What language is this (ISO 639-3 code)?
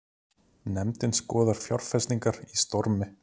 isl